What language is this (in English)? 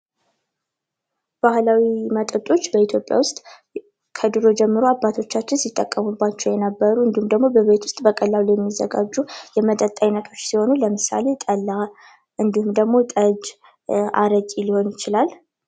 Amharic